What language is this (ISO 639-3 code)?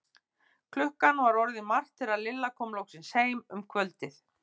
isl